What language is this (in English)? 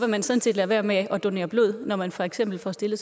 Danish